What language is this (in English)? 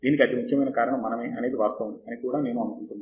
Telugu